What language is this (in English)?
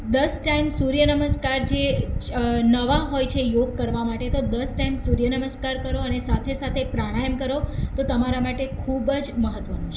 Gujarati